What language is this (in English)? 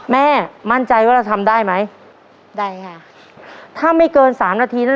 Thai